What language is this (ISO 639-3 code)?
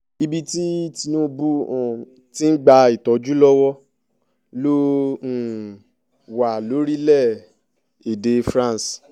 yor